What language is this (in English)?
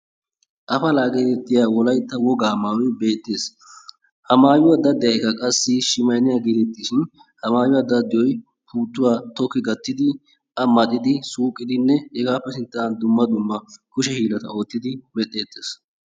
Wolaytta